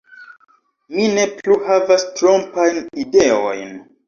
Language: Esperanto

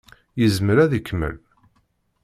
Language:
Kabyle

